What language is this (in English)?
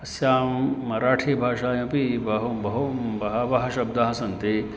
Sanskrit